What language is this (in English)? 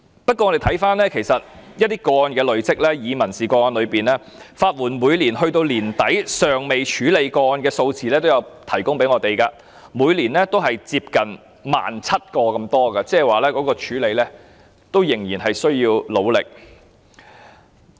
Cantonese